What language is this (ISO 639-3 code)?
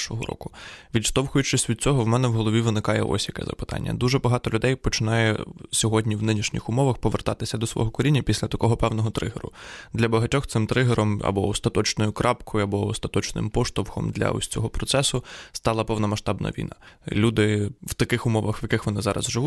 ukr